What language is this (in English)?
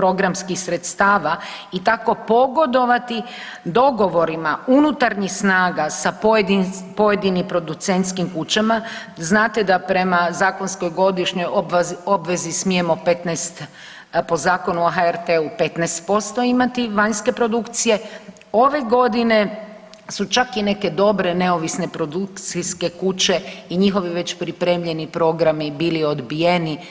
Croatian